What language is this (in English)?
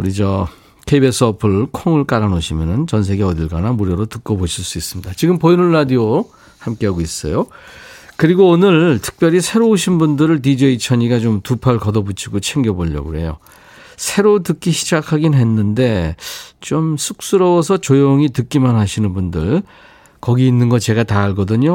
Korean